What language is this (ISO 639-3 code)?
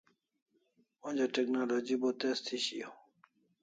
kls